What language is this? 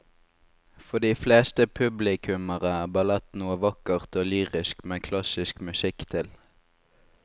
Norwegian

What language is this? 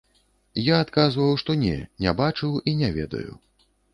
Belarusian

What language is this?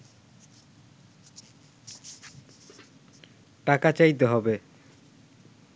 Bangla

